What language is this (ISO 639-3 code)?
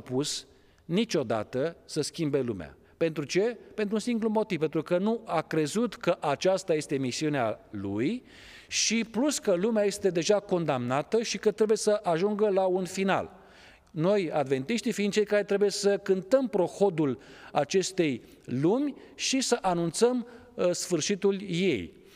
ron